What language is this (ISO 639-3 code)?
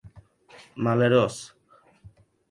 oci